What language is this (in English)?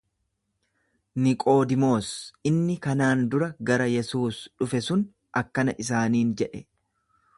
Oromo